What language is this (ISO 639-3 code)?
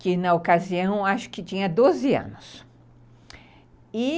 por